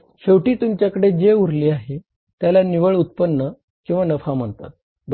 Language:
Marathi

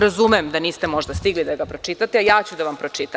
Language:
Serbian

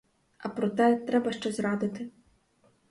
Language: Ukrainian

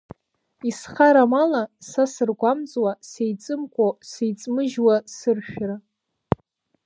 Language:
Abkhazian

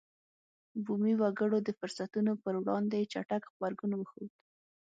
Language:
Pashto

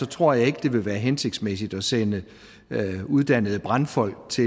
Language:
Danish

